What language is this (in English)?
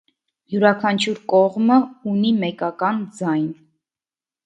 Armenian